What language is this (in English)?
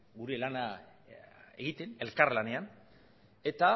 Basque